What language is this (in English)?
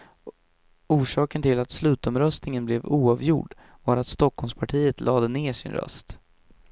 Swedish